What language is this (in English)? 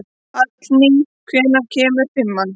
Icelandic